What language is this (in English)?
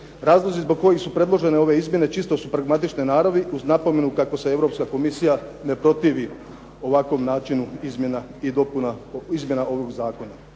Croatian